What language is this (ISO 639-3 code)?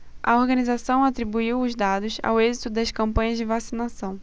por